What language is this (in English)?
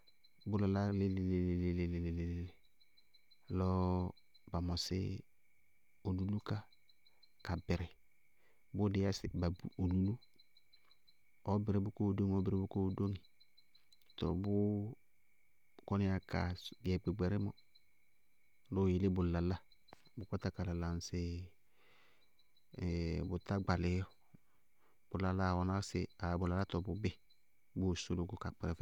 Bago-Kusuntu